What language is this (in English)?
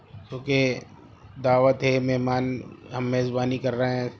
Urdu